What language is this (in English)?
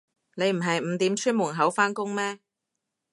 Cantonese